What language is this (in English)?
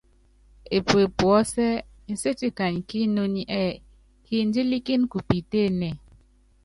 Yangben